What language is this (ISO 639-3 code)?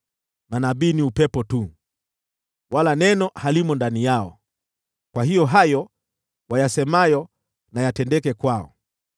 swa